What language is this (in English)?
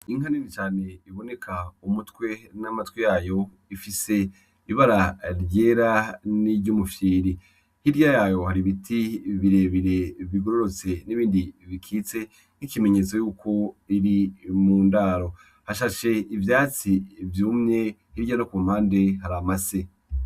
Rundi